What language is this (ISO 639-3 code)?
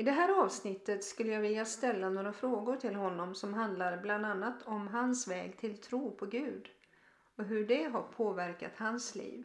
swe